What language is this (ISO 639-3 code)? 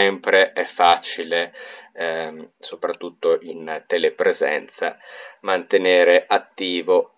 ita